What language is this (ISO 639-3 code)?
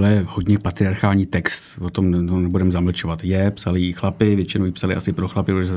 ces